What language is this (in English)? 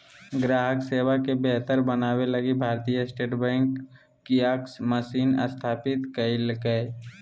Magahi